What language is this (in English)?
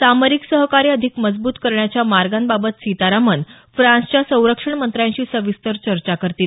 Marathi